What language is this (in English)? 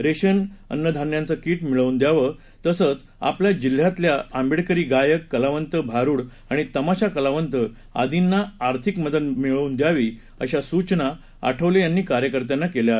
Marathi